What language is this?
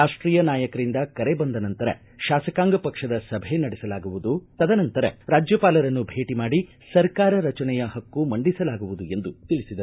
Kannada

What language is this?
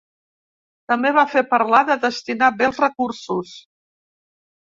Catalan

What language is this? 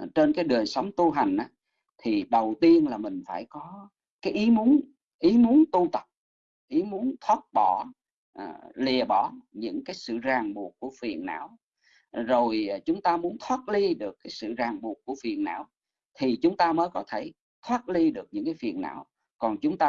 Vietnamese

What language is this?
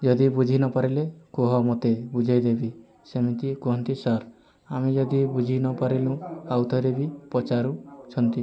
Odia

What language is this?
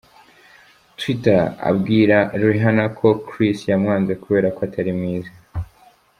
Kinyarwanda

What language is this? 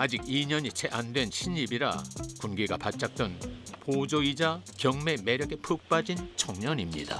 Korean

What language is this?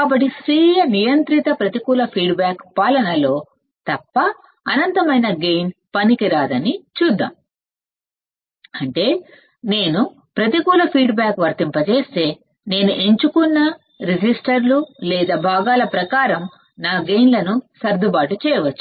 Telugu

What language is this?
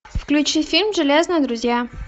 Russian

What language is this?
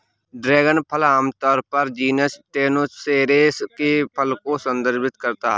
Hindi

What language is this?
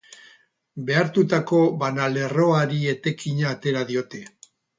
Basque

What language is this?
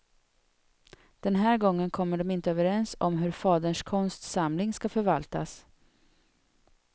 Swedish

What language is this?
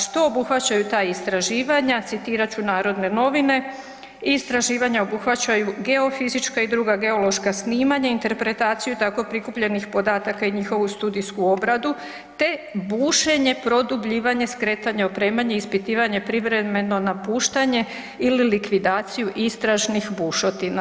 Croatian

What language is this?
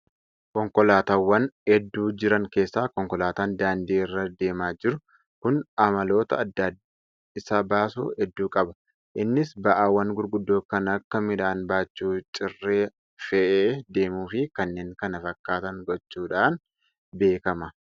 Oromo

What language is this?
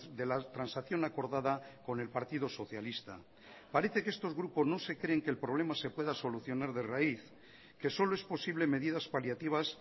Spanish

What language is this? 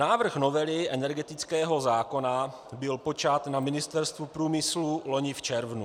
Czech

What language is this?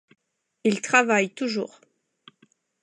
French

